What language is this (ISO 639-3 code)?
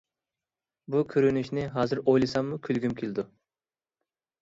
uig